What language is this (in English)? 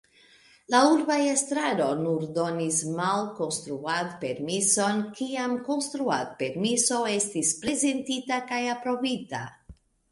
Esperanto